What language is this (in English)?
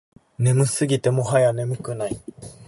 Japanese